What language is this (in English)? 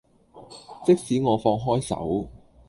Cantonese